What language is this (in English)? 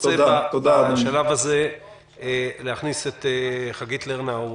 Hebrew